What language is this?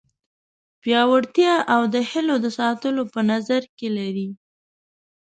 Pashto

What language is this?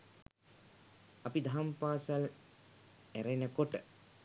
Sinhala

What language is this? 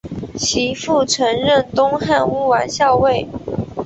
Chinese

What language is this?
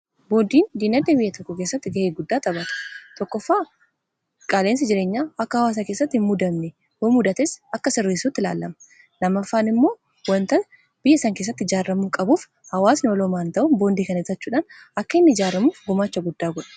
Oromo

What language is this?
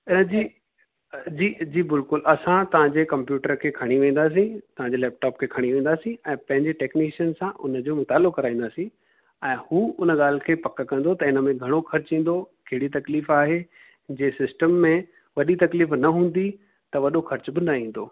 Sindhi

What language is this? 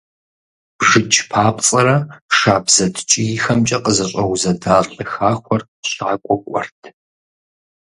Kabardian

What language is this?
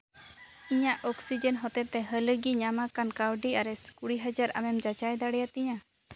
Santali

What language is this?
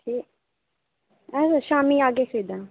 Dogri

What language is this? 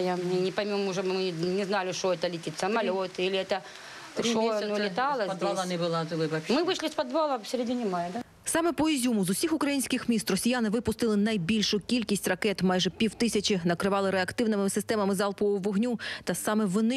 Ukrainian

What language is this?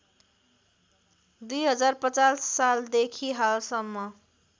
Nepali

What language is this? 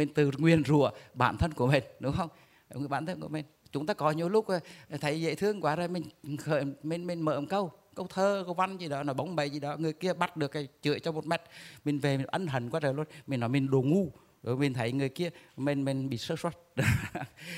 Vietnamese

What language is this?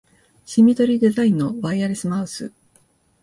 Japanese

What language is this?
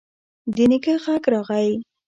Pashto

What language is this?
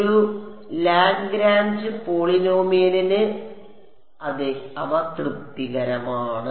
Malayalam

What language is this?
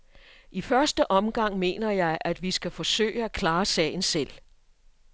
Danish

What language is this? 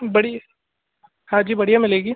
Hindi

